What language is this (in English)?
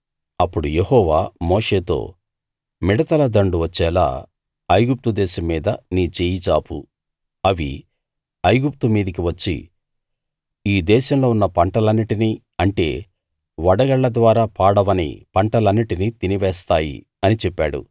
Telugu